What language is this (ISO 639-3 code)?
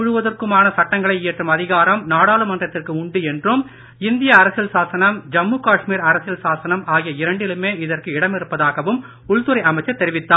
tam